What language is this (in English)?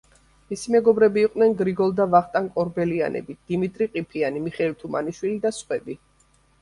Georgian